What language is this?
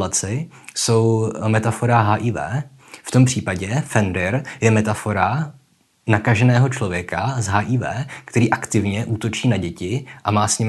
Czech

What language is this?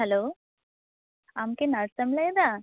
Santali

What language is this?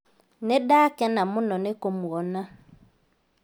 Kikuyu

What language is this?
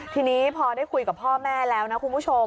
Thai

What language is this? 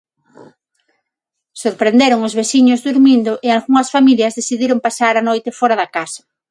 Galician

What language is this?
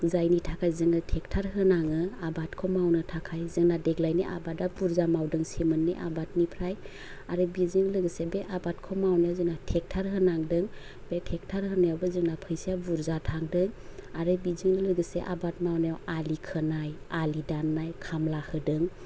Bodo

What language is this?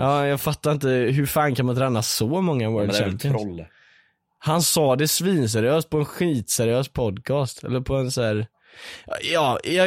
Swedish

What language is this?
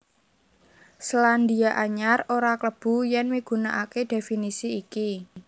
Javanese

